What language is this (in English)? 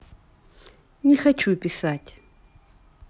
Russian